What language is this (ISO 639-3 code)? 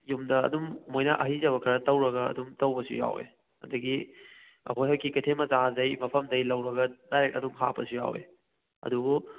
mni